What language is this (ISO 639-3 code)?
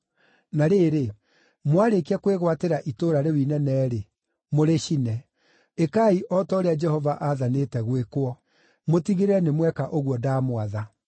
kik